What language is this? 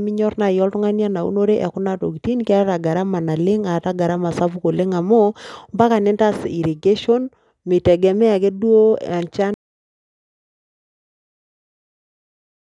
Masai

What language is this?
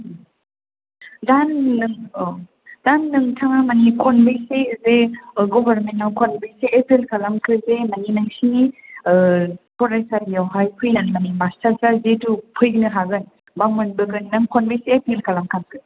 Bodo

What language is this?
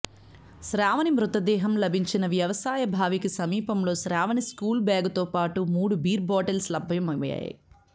Telugu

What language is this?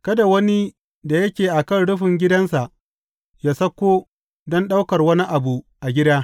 Hausa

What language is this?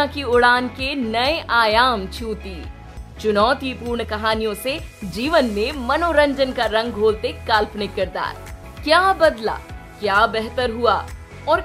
Hindi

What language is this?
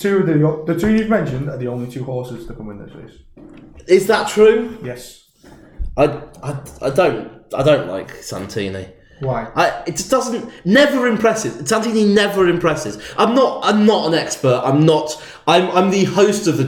English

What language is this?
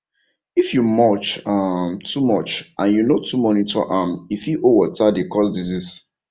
Nigerian Pidgin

